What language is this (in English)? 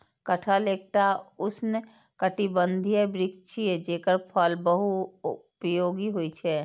Maithili